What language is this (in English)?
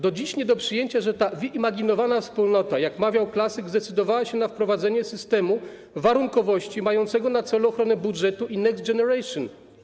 Polish